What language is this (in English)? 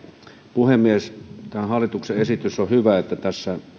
Finnish